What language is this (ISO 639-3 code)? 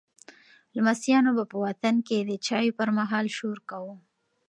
pus